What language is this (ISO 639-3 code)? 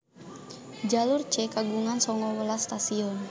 jav